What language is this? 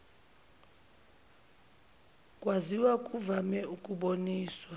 Zulu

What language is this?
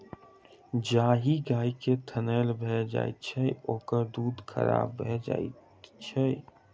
Maithili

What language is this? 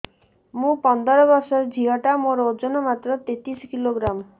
Odia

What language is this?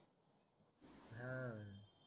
Marathi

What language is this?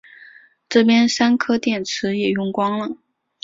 Chinese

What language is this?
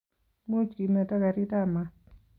Kalenjin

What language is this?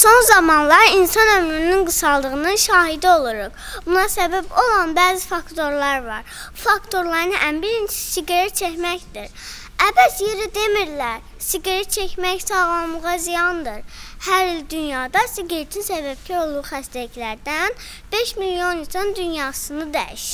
Turkish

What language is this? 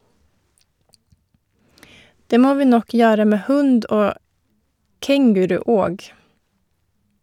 Norwegian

